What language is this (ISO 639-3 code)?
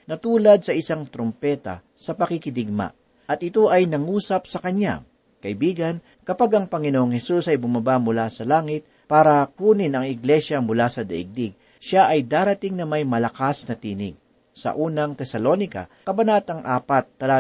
fil